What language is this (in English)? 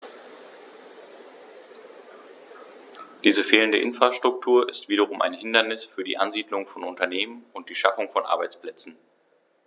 German